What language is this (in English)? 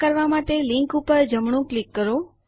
Gujarati